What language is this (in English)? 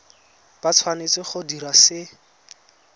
Tswana